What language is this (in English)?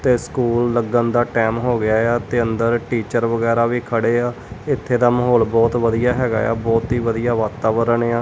Punjabi